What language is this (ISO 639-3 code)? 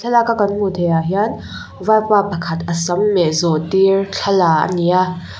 lus